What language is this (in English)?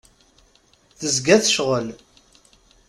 Kabyle